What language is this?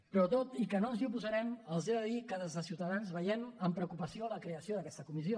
Catalan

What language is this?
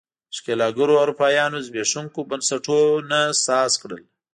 Pashto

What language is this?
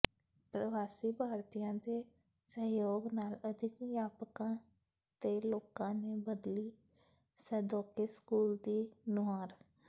Punjabi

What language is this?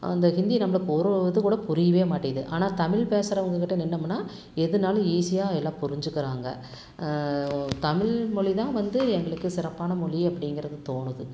Tamil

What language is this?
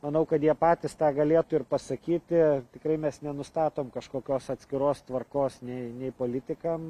Lithuanian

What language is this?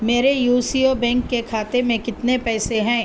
Urdu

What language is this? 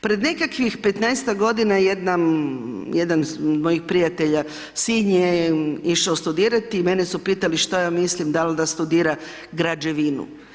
Croatian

